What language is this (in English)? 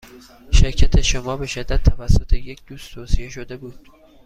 Persian